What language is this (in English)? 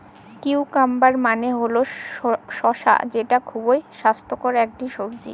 Bangla